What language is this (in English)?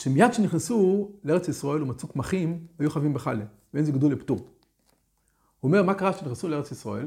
Hebrew